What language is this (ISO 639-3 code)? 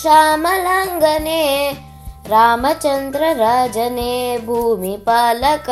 kan